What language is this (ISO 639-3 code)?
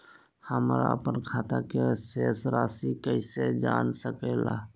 mag